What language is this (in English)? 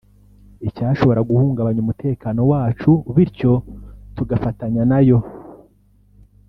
Kinyarwanda